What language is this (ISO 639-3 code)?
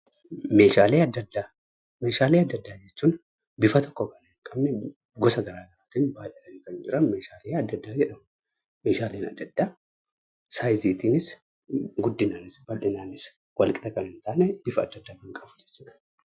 orm